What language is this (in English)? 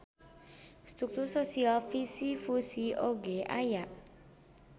Sundanese